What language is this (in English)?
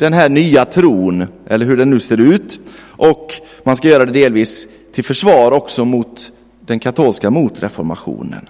Swedish